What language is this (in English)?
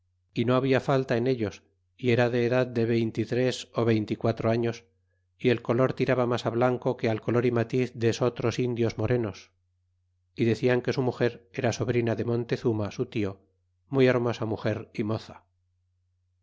Spanish